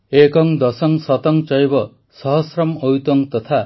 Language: Odia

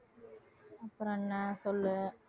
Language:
Tamil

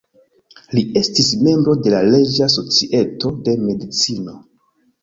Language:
Esperanto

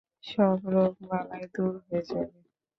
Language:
Bangla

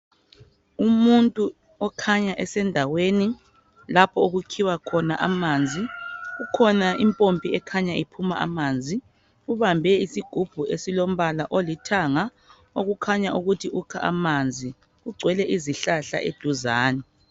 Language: North Ndebele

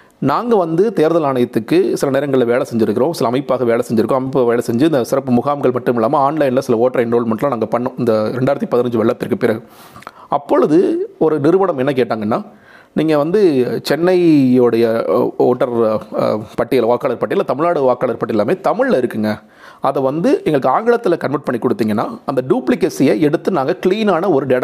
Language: Tamil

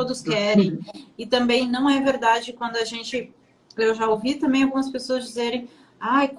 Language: Portuguese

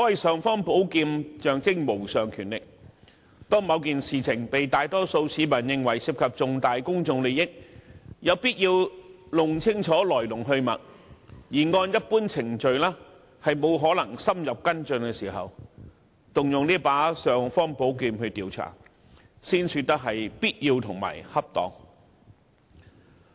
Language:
Cantonese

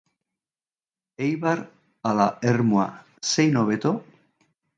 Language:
Basque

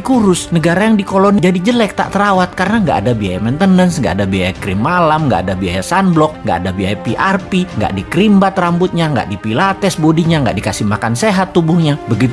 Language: Indonesian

